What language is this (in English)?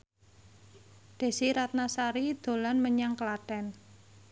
Javanese